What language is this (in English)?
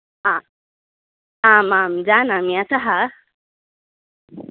Sanskrit